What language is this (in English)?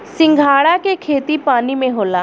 Bhojpuri